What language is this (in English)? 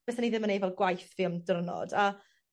Welsh